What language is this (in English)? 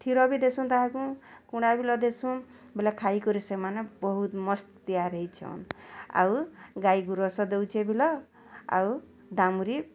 Odia